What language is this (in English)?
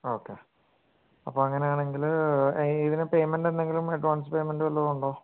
Malayalam